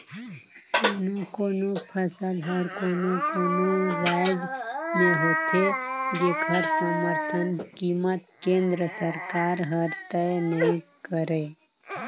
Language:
Chhattisgarhi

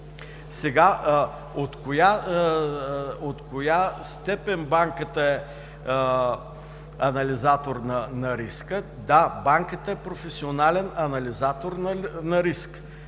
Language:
Bulgarian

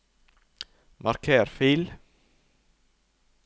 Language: Norwegian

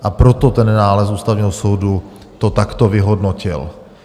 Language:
Czech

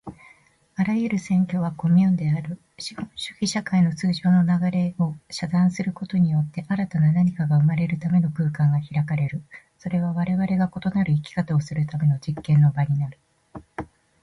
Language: Japanese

